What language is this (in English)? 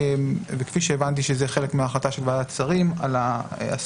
Hebrew